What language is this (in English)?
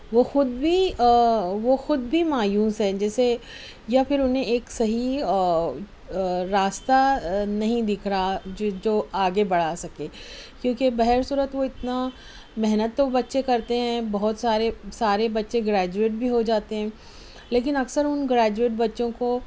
Urdu